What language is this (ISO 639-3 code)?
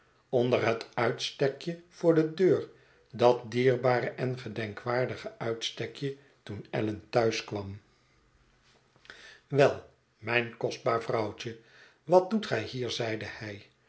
nld